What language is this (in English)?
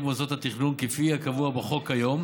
Hebrew